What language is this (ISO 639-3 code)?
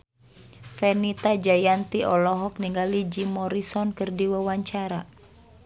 sun